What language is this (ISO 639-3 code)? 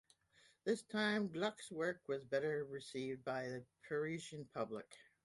eng